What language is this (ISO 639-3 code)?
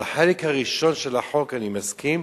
heb